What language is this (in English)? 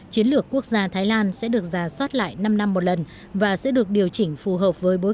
Vietnamese